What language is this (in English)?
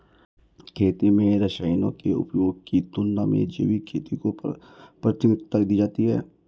Hindi